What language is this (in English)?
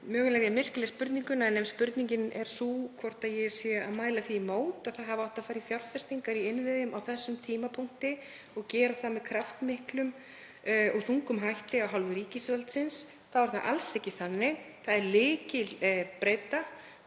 Icelandic